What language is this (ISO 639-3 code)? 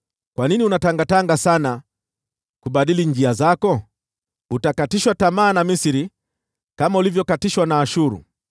swa